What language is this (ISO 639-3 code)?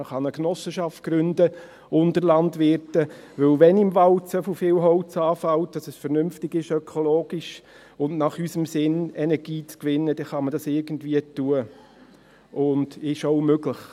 gsw